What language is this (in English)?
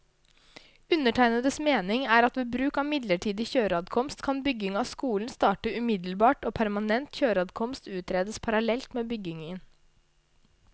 Norwegian